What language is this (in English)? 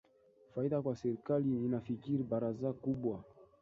Swahili